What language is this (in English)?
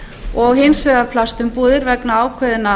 Icelandic